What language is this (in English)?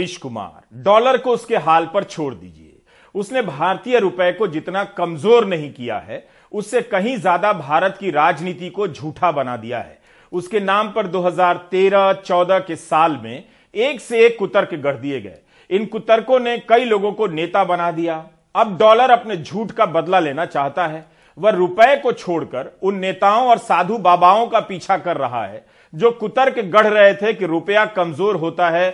Hindi